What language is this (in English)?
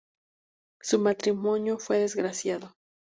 Spanish